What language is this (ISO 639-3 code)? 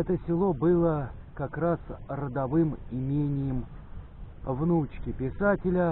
rus